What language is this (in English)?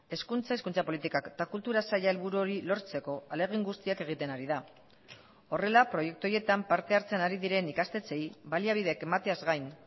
Basque